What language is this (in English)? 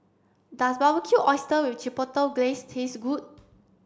English